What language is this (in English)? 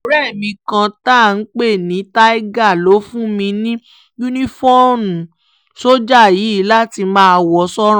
Yoruba